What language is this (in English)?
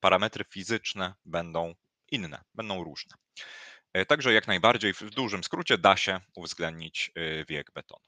Polish